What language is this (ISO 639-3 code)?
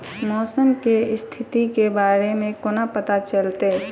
mai